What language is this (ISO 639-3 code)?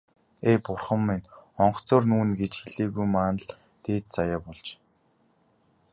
mon